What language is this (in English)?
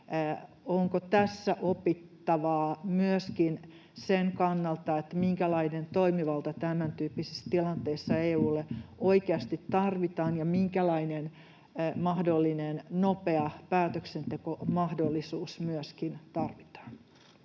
Finnish